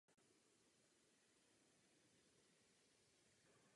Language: Czech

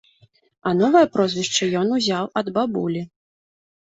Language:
Belarusian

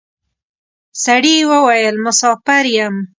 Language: Pashto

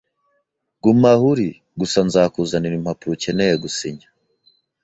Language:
Kinyarwanda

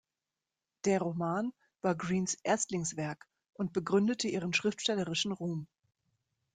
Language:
German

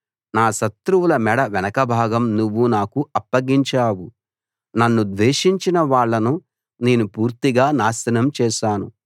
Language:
Telugu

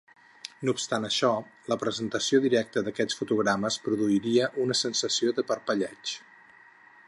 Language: Catalan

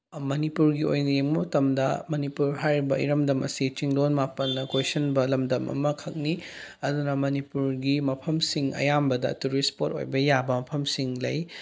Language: Manipuri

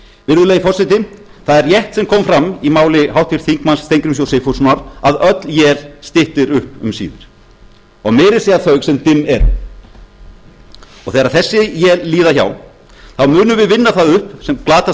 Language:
Icelandic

